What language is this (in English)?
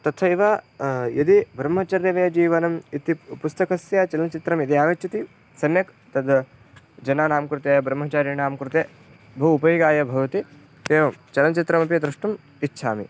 Sanskrit